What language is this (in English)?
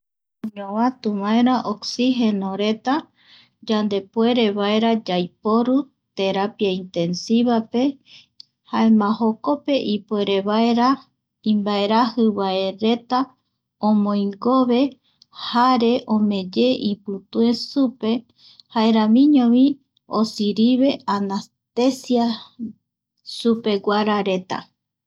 Eastern Bolivian Guaraní